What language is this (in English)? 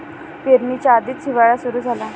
Marathi